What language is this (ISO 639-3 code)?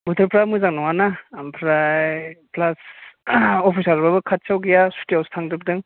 brx